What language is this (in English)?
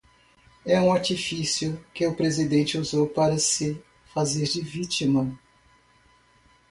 Portuguese